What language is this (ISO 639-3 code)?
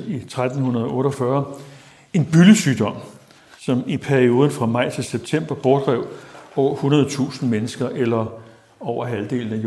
dan